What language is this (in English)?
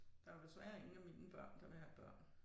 Danish